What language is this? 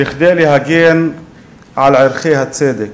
Hebrew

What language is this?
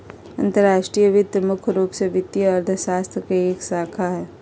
Magahi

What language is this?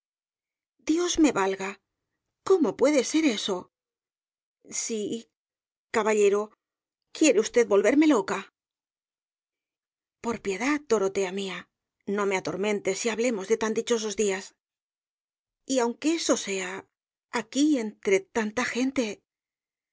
Spanish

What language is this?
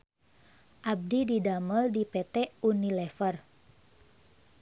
Sundanese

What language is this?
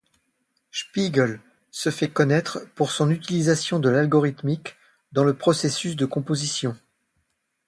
French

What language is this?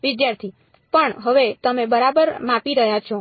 Gujarati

